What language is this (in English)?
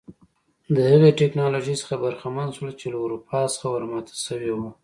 Pashto